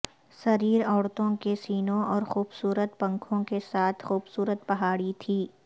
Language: Urdu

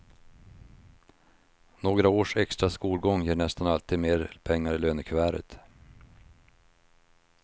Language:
Swedish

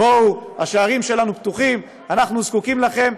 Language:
Hebrew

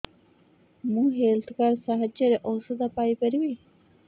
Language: Odia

